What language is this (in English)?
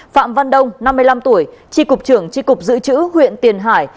Vietnamese